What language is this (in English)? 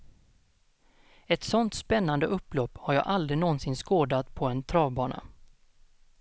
Swedish